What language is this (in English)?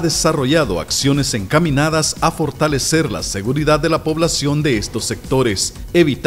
Spanish